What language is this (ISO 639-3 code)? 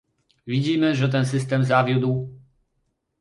pol